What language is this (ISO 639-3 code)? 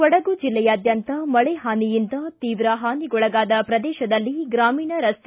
kan